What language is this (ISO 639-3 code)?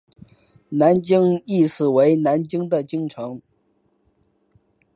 zho